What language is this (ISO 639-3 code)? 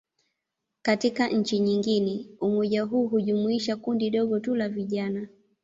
swa